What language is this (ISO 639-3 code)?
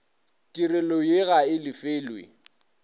nso